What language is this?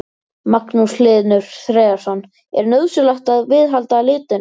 Icelandic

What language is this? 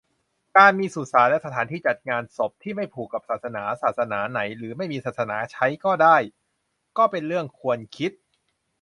Thai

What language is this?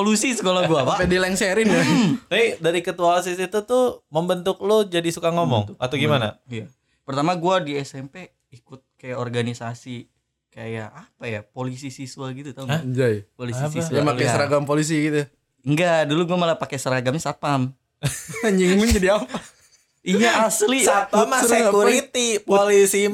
Indonesian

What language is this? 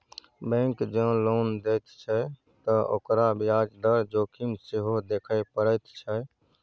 Maithili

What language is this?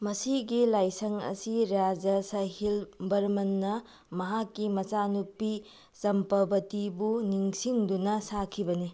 Manipuri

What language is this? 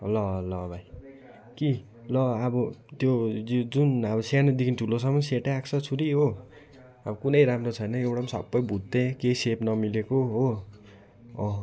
Nepali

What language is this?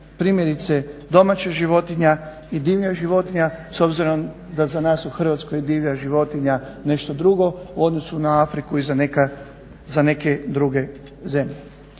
Croatian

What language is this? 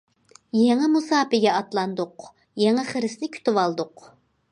Uyghur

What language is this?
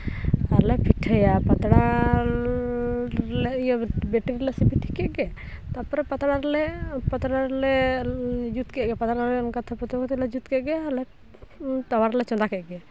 Santali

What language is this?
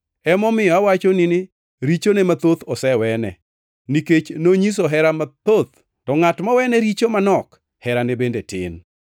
Luo (Kenya and Tanzania)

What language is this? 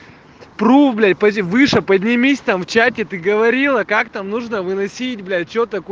Russian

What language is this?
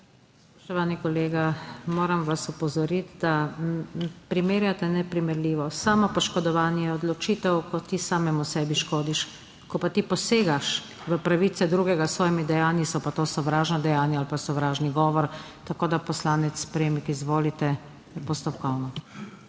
Slovenian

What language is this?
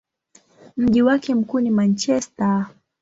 Swahili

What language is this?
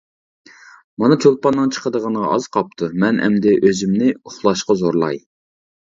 Uyghur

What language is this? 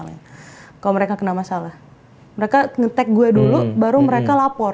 Indonesian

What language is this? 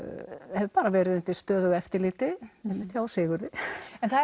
Icelandic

